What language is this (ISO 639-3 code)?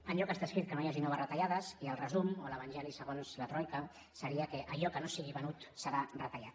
cat